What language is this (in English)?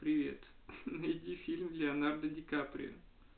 Russian